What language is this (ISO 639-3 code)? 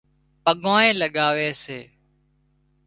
kxp